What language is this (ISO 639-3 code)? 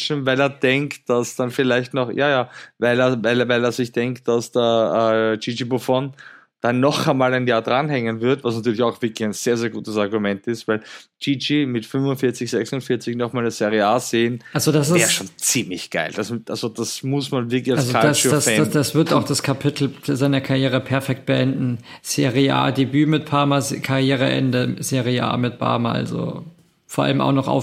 deu